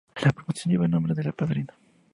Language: Spanish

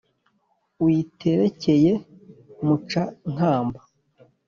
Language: Kinyarwanda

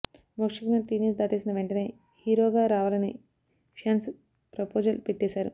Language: Telugu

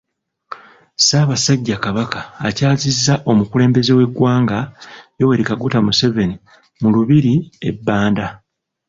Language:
Ganda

